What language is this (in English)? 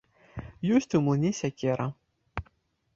Belarusian